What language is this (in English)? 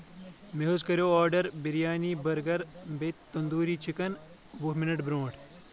Kashmiri